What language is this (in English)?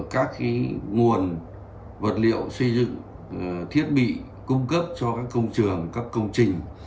Vietnamese